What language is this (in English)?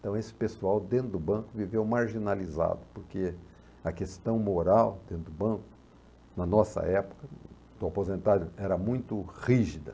Portuguese